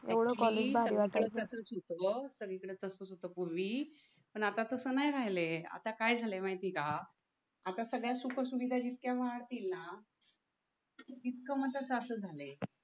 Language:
Marathi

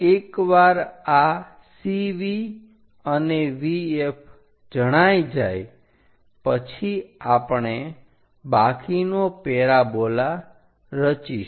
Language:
Gujarati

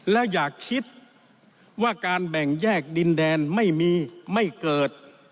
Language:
Thai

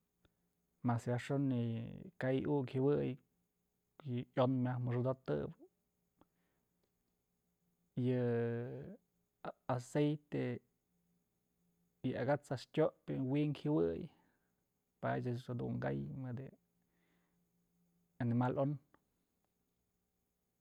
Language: Mazatlán Mixe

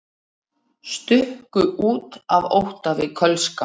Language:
Icelandic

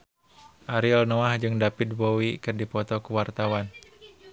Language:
Sundanese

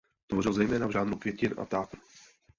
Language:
Czech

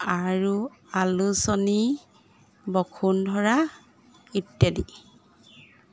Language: Assamese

